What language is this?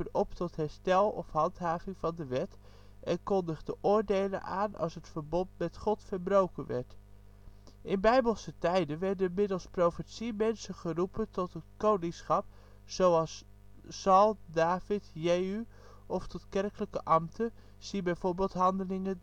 Dutch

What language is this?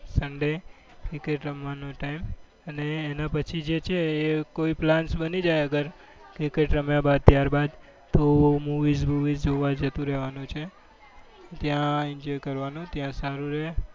Gujarati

